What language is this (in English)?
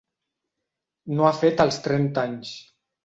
Catalan